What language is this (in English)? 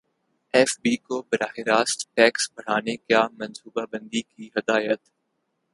Urdu